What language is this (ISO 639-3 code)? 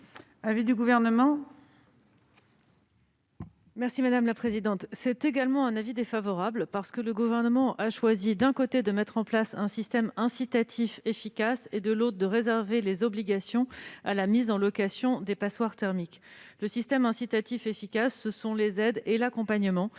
fra